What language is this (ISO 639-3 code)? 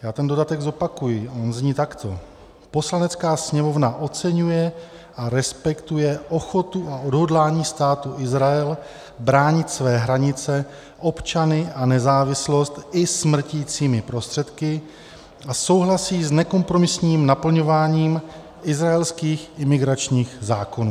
ces